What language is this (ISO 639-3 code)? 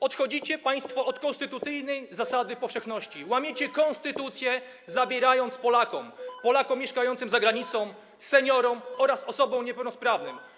pol